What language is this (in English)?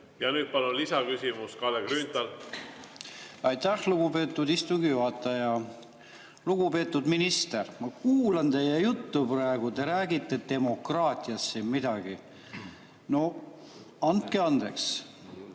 Estonian